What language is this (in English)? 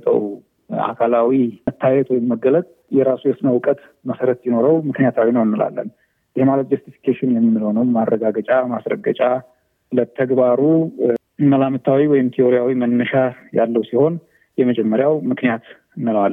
Amharic